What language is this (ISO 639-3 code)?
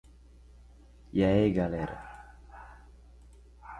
por